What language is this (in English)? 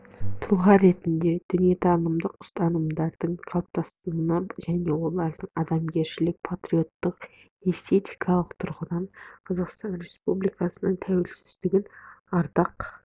Kazakh